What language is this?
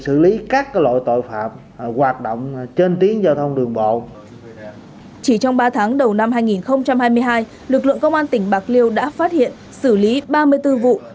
Vietnamese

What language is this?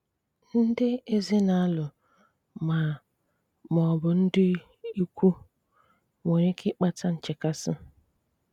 Igbo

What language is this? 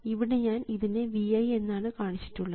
Malayalam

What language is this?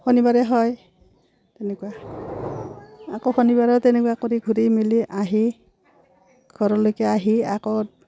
Assamese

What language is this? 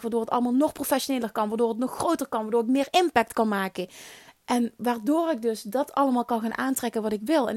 Dutch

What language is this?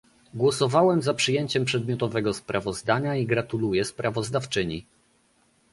Polish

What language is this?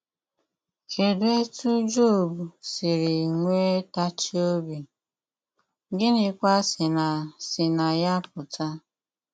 Igbo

